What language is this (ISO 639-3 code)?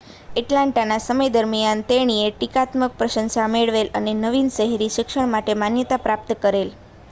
guj